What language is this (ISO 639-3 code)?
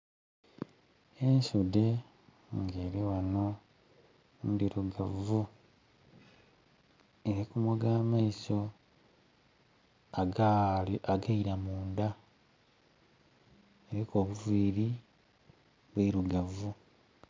xog